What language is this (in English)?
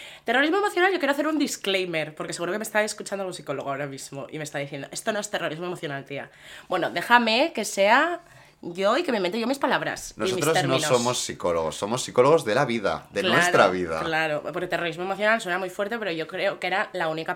Spanish